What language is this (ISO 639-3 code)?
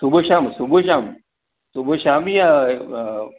snd